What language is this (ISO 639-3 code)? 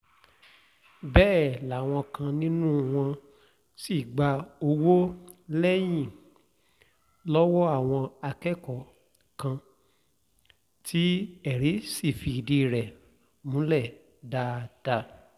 yor